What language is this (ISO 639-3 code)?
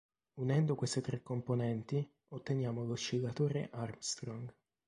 ita